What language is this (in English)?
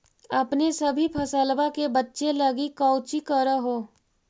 Magahi